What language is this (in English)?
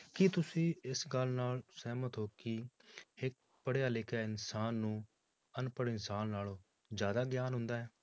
Punjabi